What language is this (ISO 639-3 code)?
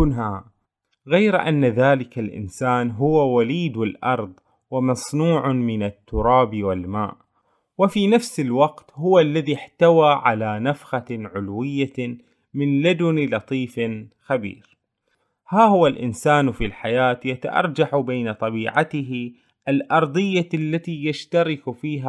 ara